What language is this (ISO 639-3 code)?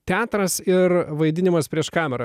lit